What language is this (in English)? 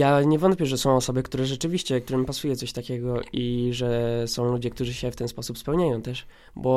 Polish